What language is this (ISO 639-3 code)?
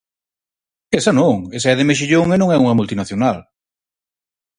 glg